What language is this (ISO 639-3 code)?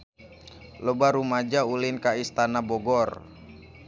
sun